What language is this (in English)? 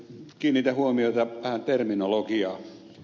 Finnish